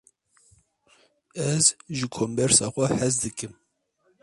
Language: Kurdish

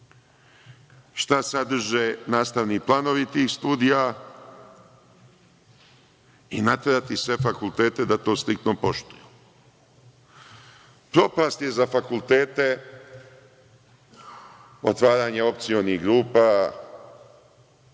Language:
Serbian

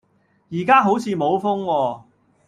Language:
Cantonese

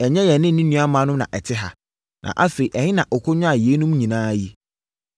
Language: Akan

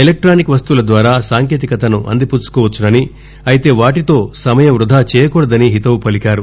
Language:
Telugu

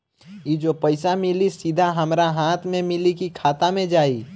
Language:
Bhojpuri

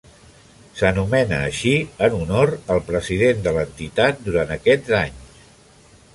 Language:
Catalan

